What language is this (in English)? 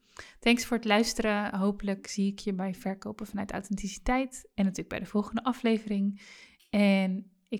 Dutch